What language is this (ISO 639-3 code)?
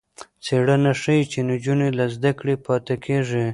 pus